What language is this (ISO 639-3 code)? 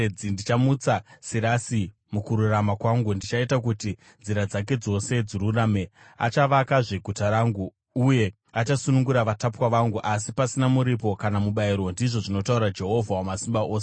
sna